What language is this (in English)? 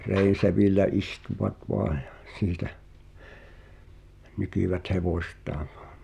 Finnish